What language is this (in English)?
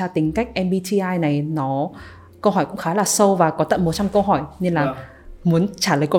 Vietnamese